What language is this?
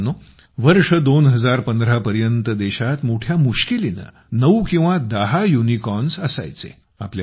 Marathi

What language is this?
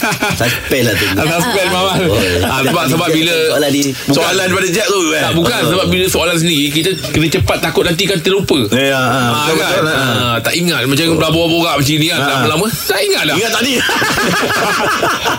Malay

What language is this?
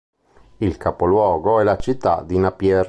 Italian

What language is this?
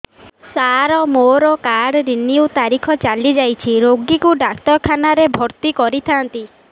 Odia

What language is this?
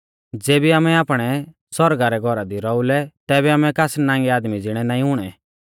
Mahasu Pahari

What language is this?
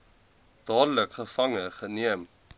Afrikaans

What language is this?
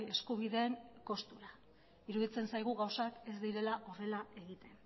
Basque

